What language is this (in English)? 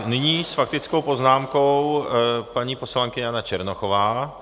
Czech